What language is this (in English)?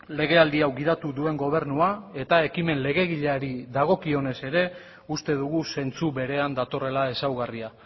Basque